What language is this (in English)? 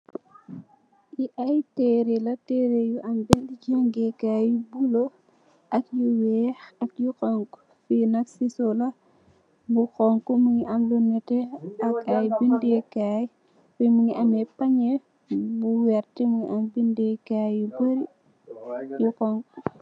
Wolof